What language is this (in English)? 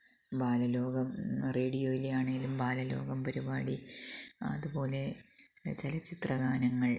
Malayalam